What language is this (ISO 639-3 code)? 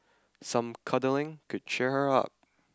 eng